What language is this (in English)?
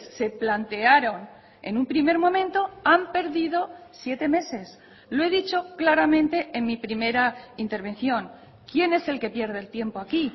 Spanish